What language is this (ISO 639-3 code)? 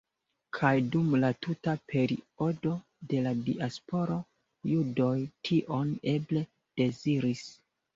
epo